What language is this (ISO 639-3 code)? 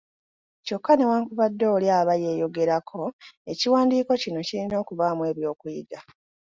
lug